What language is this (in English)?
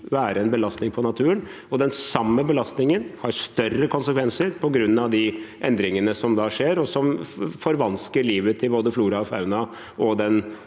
Norwegian